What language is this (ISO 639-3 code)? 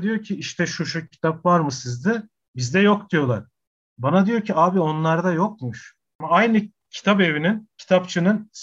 tur